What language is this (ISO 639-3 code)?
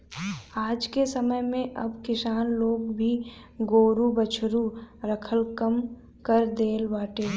bho